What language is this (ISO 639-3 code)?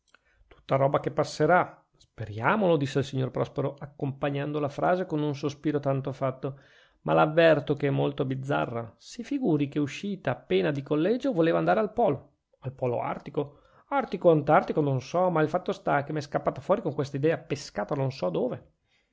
ita